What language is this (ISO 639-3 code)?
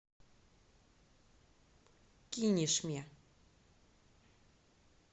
rus